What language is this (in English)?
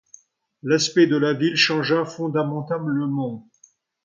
French